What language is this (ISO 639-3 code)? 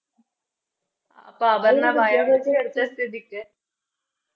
mal